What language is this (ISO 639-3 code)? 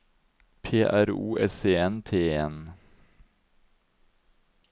nor